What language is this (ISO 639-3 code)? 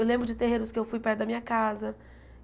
por